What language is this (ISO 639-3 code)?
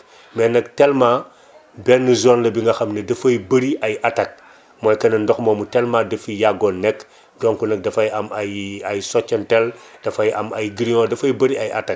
wol